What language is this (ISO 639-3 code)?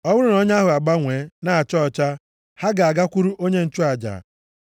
ibo